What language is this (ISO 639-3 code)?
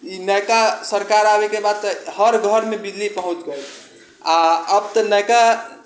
mai